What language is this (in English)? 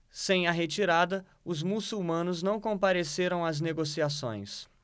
Portuguese